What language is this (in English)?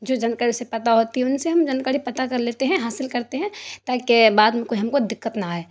Urdu